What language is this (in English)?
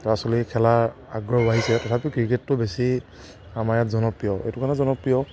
Assamese